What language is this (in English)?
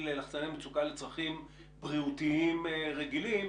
Hebrew